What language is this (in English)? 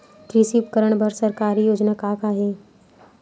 Chhattisgarhi